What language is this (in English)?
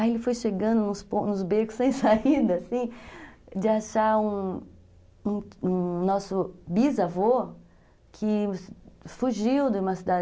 Portuguese